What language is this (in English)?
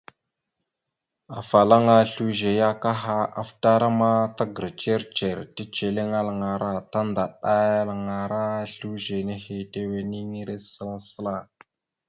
Mada (Cameroon)